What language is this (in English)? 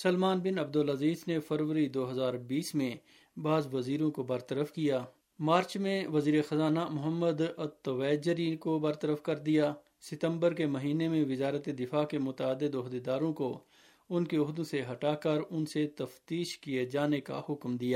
Urdu